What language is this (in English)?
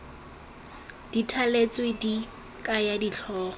Tswana